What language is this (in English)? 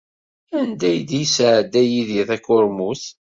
Kabyle